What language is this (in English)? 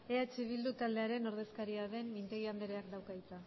Basque